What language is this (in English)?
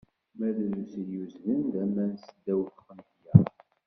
Kabyle